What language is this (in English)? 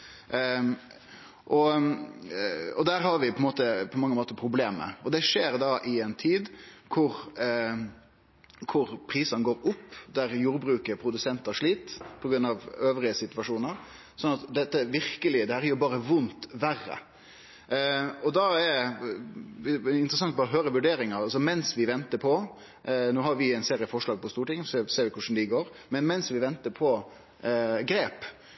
Norwegian Nynorsk